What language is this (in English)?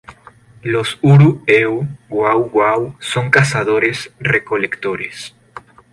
Spanish